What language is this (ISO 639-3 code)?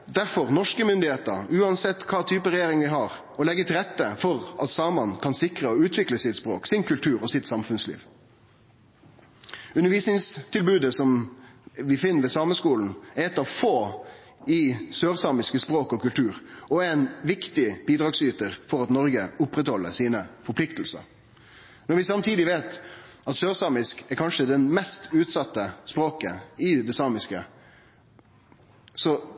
nno